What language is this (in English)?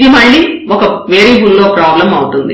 Telugu